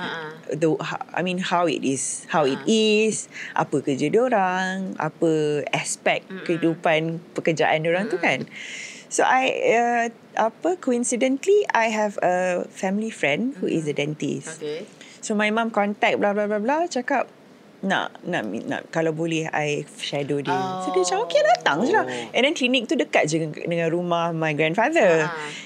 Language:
Malay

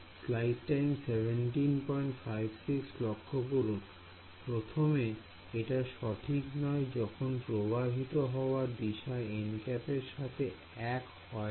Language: Bangla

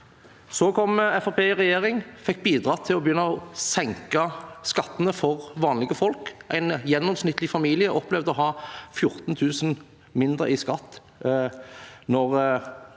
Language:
Norwegian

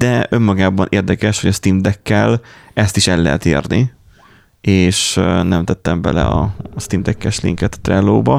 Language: Hungarian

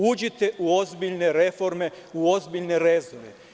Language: Serbian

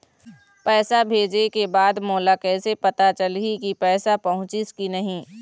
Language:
Chhattisgarhi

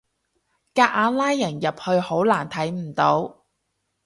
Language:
Cantonese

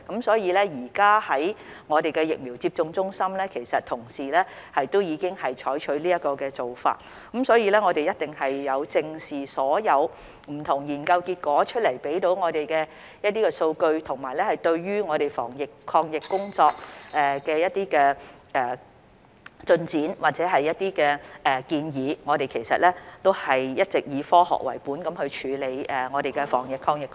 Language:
Cantonese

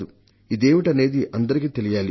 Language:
Telugu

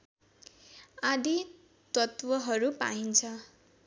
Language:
Nepali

